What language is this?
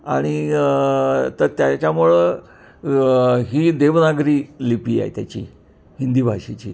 Marathi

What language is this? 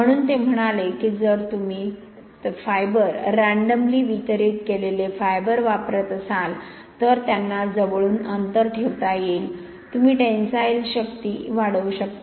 Marathi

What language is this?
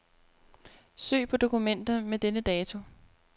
Danish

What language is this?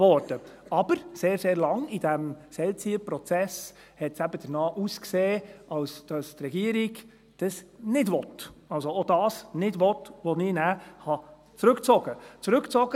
Swiss German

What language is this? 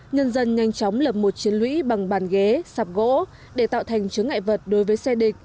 Vietnamese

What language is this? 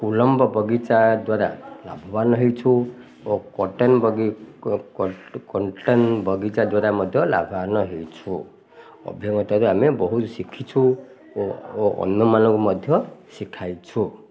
Odia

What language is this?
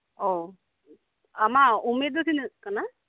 Santali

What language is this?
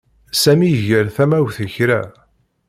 Kabyle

